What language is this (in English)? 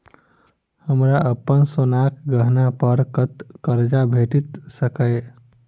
Maithili